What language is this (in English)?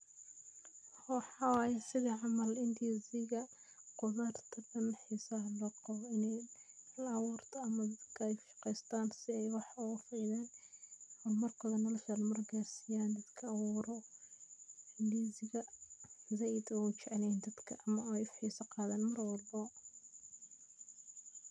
Somali